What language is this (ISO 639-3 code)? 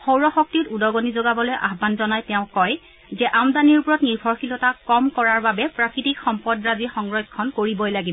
asm